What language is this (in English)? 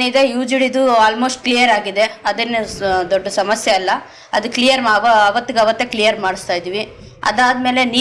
Indonesian